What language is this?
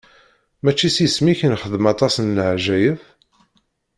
Kabyle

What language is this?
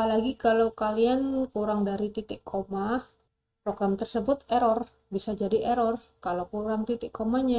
Indonesian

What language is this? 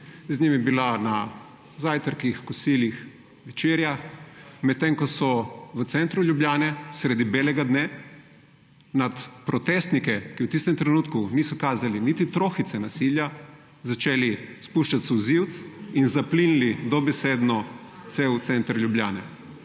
Slovenian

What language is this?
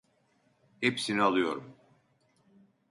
Turkish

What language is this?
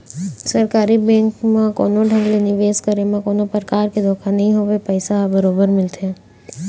Chhattisgarhi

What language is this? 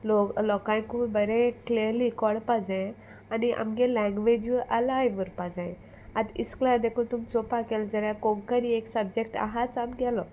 Konkani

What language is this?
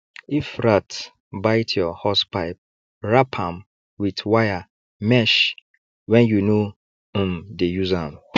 Nigerian Pidgin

